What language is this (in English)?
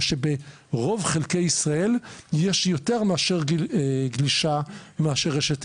Hebrew